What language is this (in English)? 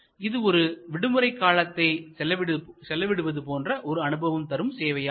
Tamil